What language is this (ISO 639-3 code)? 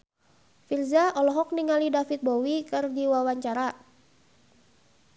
sun